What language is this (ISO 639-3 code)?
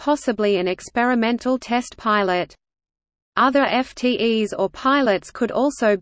eng